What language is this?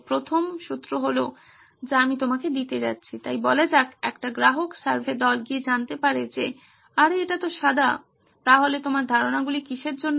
Bangla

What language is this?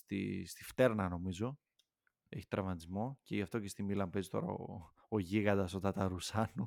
Greek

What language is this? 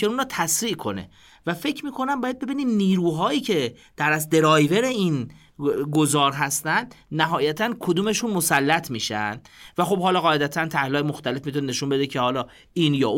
Persian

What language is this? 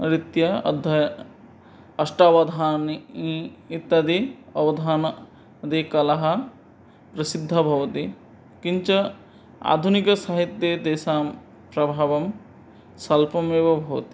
Sanskrit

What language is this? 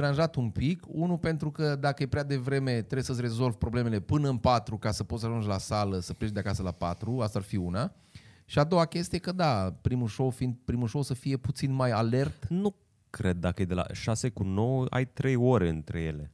Romanian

